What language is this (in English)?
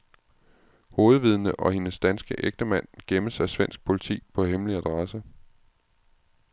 Danish